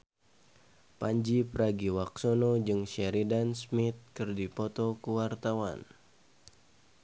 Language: Sundanese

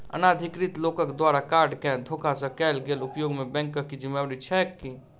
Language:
Maithili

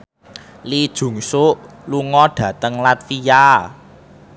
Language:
Javanese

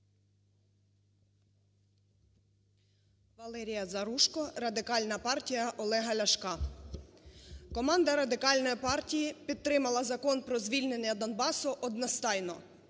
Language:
Ukrainian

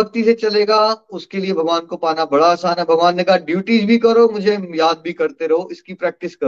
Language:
Hindi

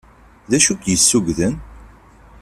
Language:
Kabyle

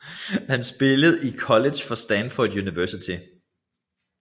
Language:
Danish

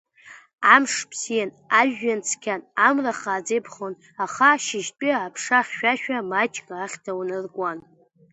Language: Abkhazian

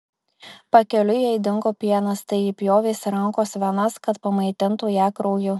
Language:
Lithuanian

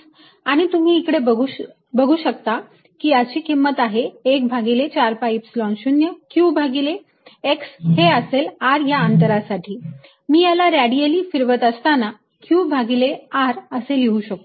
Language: Marathi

